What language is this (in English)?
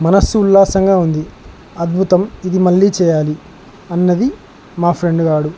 Telugu